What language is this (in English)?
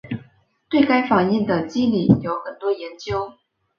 Chinese